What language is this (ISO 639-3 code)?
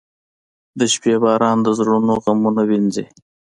pus